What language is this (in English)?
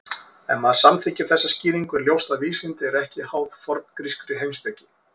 Icelandic